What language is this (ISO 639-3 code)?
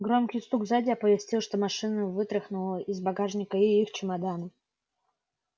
rus